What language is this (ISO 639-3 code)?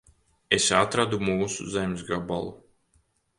lav